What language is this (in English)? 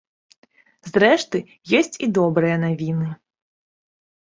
Belarusian